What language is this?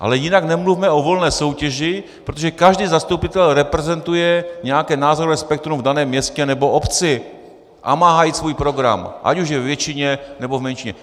Czech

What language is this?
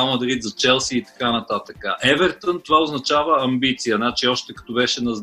Bulgarian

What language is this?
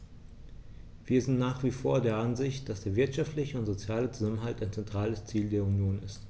German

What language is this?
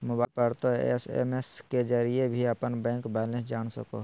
Magahi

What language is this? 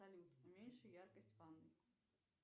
Russian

